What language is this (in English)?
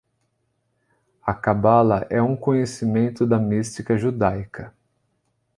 Portuguese